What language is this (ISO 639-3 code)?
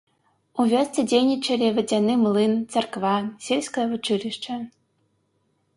bel